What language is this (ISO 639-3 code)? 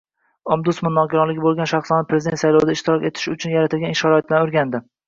uzb